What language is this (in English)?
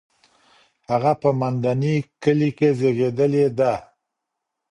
Pashto